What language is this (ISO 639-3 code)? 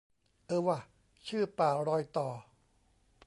tha